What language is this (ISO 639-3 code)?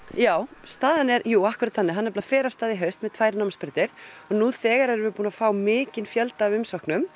isl